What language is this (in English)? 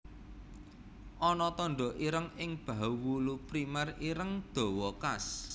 Javanese